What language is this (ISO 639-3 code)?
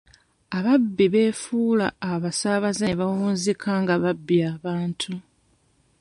lug